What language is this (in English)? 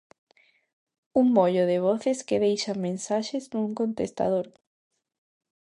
Galician